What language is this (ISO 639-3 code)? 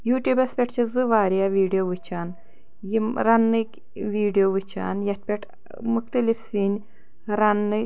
kas